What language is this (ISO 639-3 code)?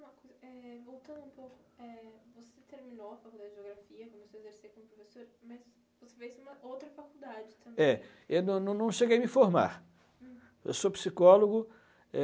por